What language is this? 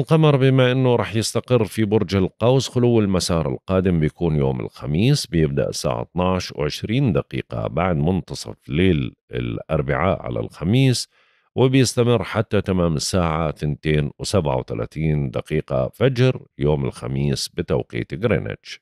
Arabic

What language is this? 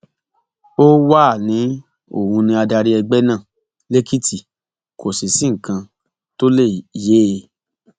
Yoruba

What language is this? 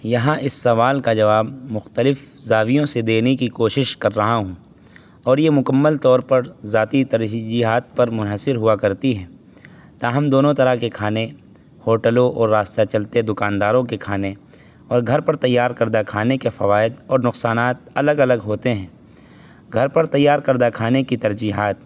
Urdu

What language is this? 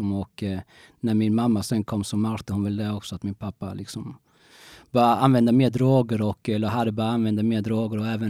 Swedish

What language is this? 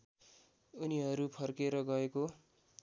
Nepali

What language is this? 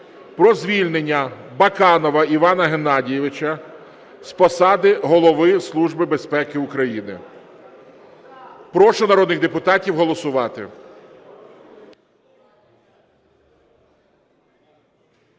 Ukrainian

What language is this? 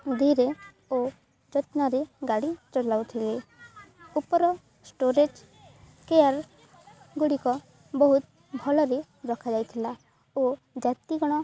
Odia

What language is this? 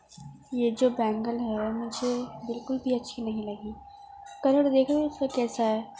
Urdu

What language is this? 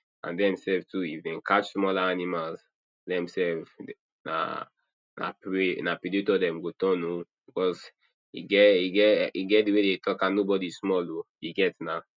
Nigerian Pidgin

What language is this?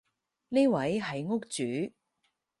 Cantonese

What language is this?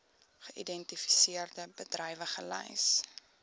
Afrikaans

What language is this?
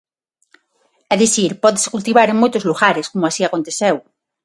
Galician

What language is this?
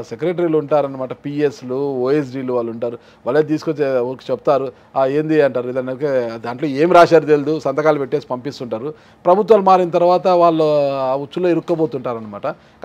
Telugu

